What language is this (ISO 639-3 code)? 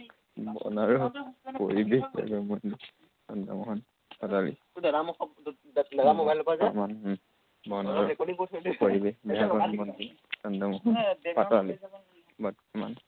asm